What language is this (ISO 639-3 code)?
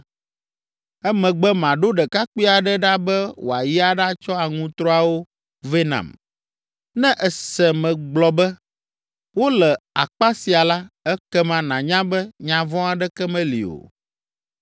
ewe